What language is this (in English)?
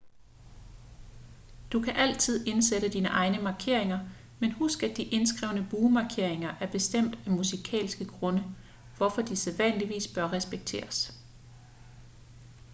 Danish